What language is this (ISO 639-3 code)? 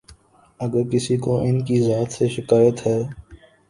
urd